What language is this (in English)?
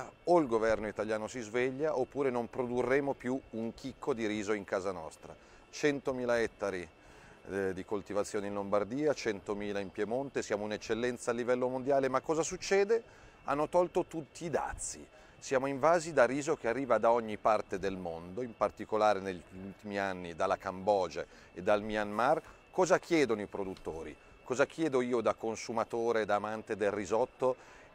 Italian